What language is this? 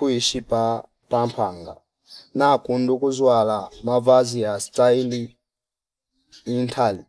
Fipa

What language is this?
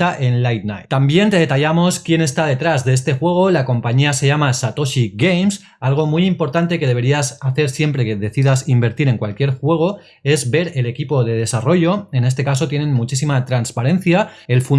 Spanish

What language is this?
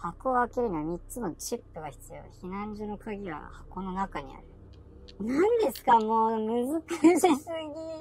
Japanese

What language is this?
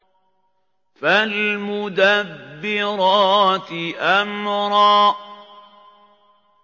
Arabic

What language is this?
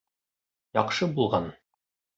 Bashkir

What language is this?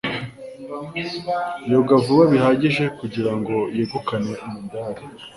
Kinyarwanda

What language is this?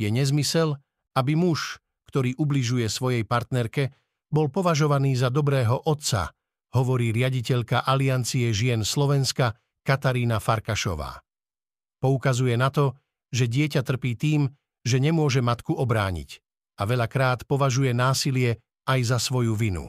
Slovak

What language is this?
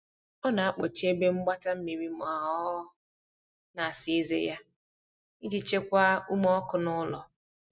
Igbo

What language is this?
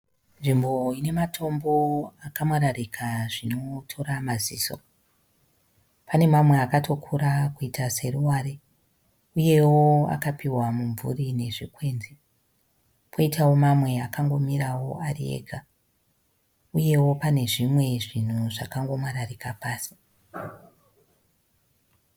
Shona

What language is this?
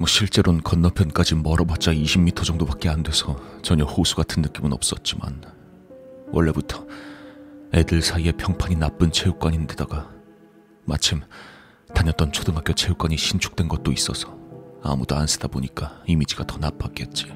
Korean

